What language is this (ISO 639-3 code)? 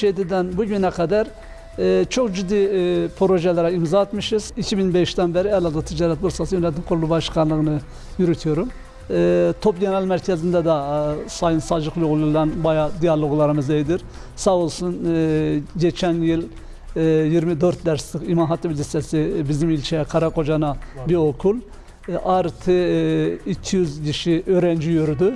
tur